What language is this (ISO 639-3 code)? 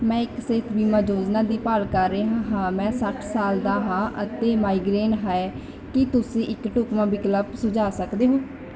pan